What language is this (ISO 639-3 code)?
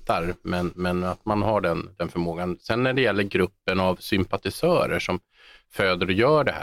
swe